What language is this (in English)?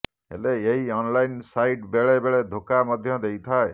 Odia